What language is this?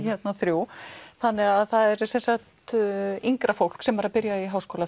Icelandic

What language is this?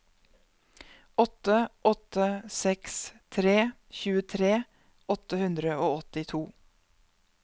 Norwegian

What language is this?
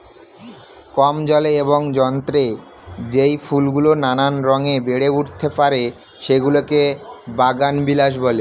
Bangla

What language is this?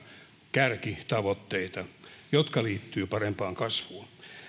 Finnish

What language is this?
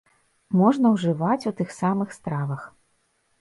Belarusian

